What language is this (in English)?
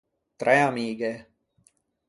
Ligurian